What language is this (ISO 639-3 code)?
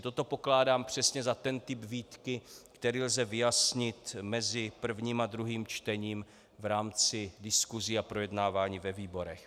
ces